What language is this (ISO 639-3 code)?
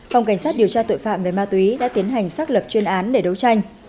vie